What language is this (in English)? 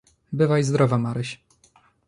Polish